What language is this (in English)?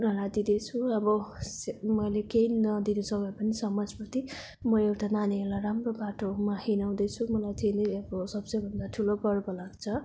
Nepali